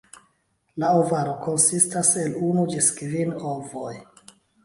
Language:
Esperanto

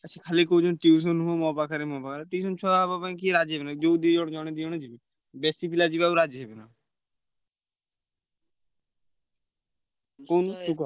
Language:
Odia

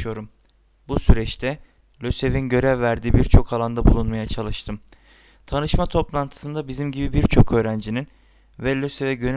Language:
Turkish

